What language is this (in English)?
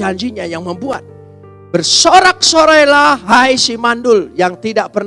Indonesian